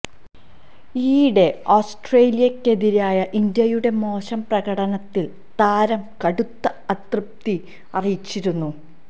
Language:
Malayalam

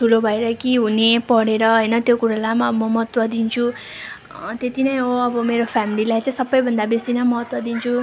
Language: Nepali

